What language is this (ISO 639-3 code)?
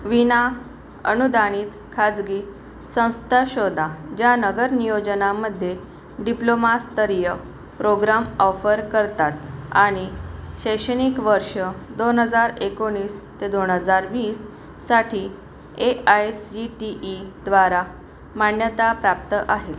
mar